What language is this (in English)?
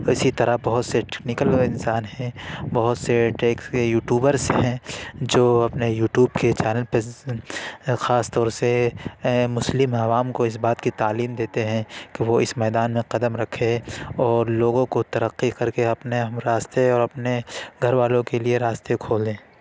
Urdu